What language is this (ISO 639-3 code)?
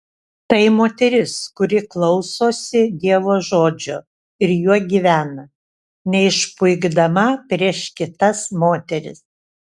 lit